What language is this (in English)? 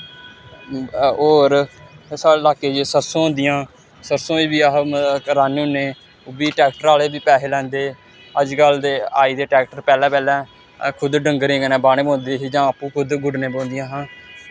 Dogri